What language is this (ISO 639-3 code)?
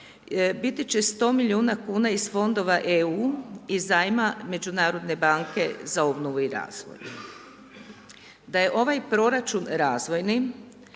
hrv